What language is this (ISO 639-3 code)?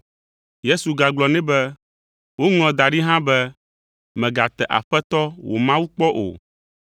ewe